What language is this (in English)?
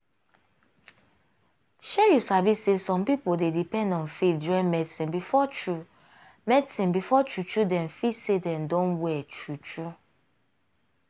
Nigerian Pidgin